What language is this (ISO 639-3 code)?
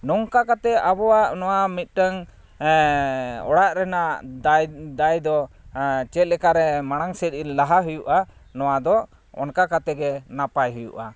sat